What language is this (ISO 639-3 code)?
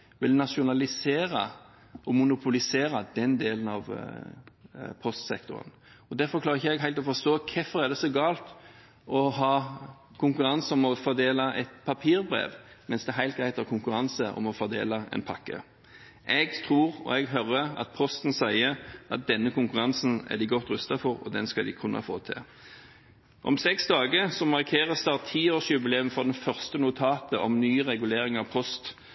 nob